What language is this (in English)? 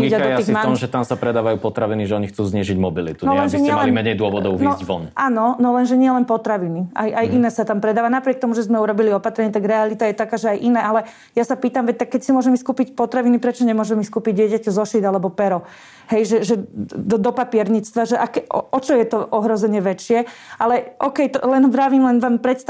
Slovak